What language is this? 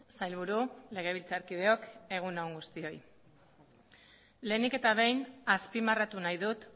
Basque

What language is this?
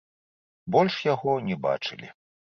Belarusian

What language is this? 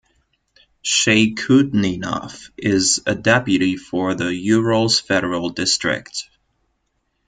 English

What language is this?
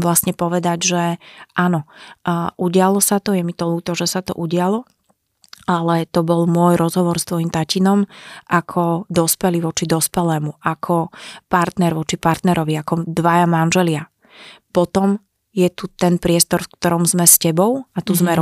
Slovak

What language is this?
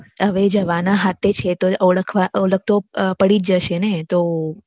Gujarati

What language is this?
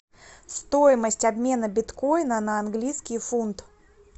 Russian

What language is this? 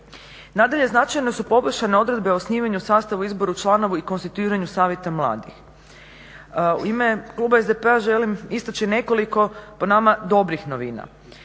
Croatian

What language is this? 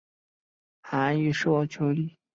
Chinese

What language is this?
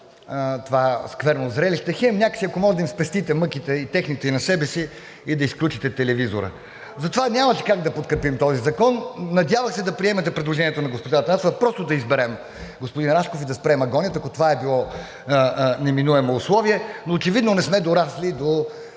Bulgarian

